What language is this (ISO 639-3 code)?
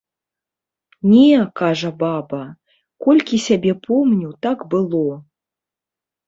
bel